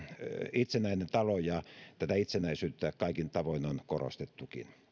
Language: Finnish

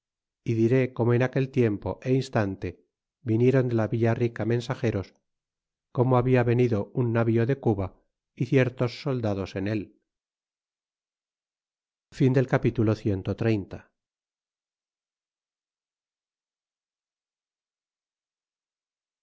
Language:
Spanish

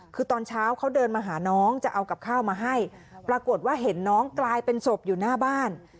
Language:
Thai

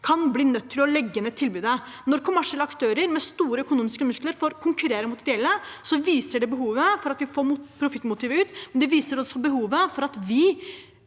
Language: Norwegian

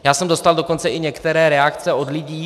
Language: Czech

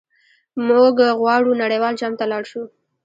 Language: Pashto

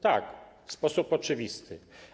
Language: Polish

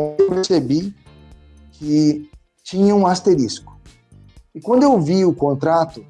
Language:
Portuguese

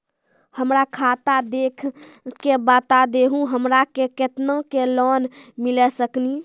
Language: Maithili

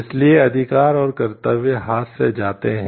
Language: Hindi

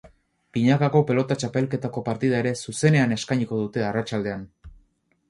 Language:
Basque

